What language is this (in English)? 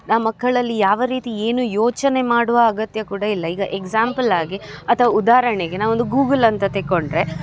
Kannada